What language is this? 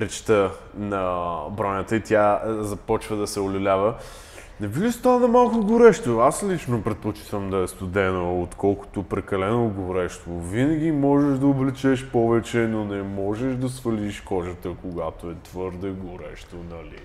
Bulgarian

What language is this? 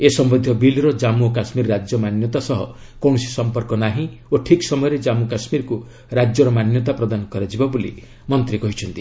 Odia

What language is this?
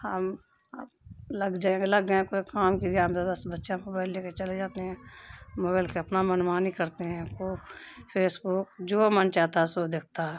Urdu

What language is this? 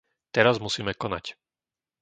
Slovak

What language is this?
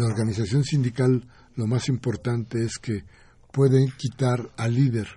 Spanish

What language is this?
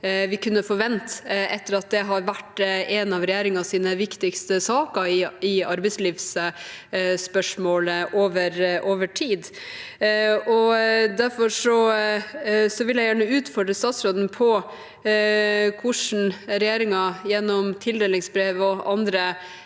Norwegian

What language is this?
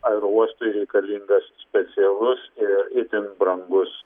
Lithuanian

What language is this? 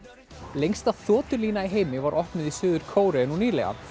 Icelandic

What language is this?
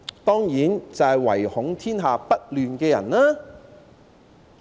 Cantonese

